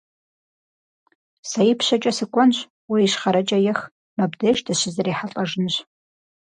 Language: Kabardian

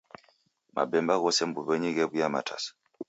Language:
Taita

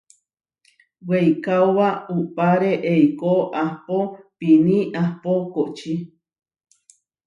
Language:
Huarijio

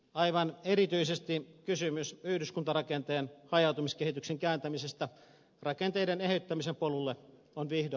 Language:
Finnish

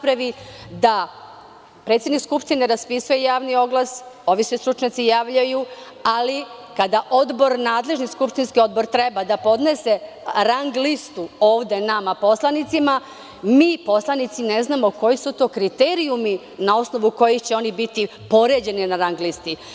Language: Serbian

